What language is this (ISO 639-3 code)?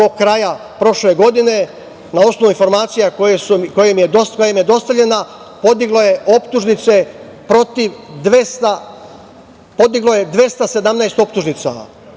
srp